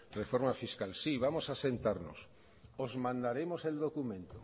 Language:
Spanish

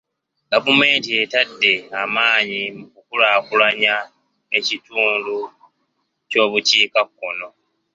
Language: Ganda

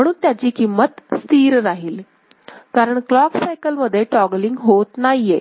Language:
Marathi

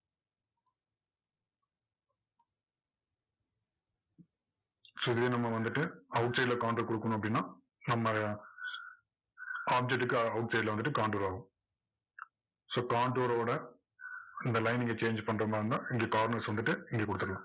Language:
Tamil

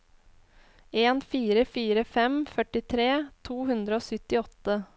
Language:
Norwegian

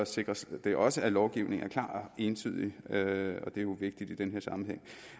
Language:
Danish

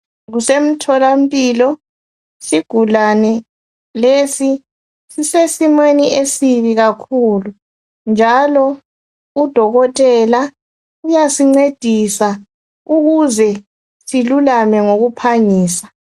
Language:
North Ndebele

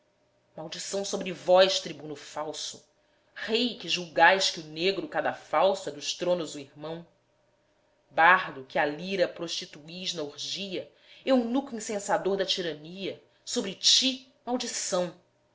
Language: Portuguese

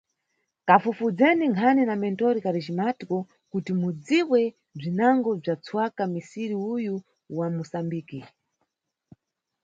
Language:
Nyungwe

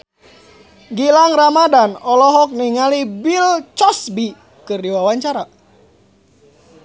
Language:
Sundanese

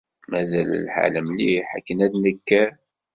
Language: Kabyle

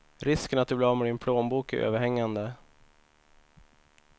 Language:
Swedish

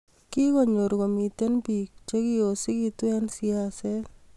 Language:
Kalenjin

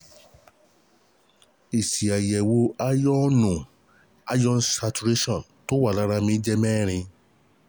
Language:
Yoruba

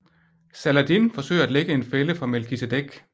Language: Danish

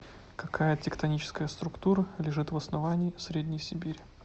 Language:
Russian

